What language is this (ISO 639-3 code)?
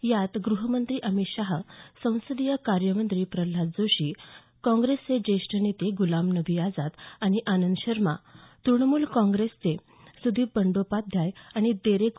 mar